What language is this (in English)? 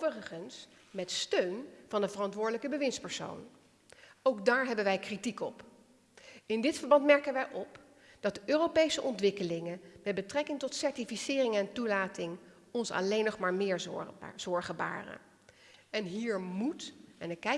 Dutch